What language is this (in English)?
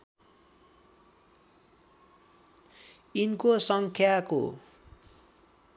Nepali